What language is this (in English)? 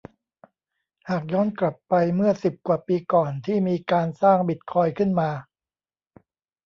Thai